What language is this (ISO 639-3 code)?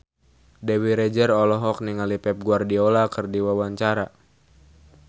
sun